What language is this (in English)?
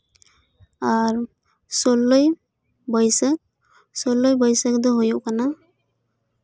Santali